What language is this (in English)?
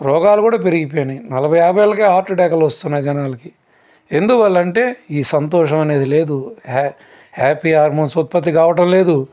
Telugu